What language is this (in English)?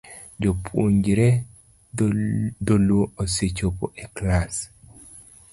Luo (Kenya and Tanzania)